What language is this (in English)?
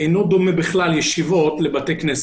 Hebrew